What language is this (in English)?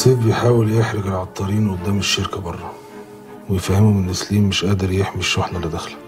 Arabic